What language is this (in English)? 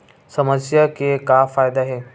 Chhattisgarhi